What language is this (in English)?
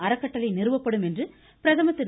Tamil